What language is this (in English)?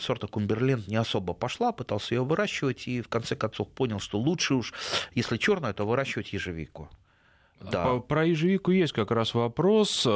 Russian